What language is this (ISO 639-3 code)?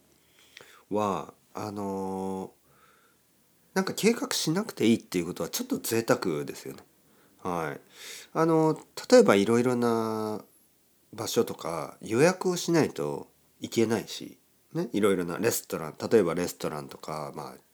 jpn